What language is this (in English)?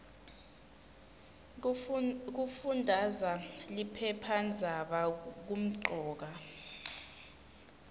Swati